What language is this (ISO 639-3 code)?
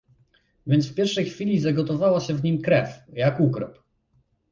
pol